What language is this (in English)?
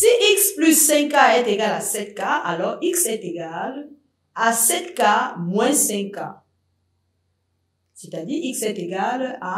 French